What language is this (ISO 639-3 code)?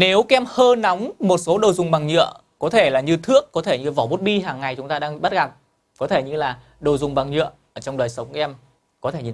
vie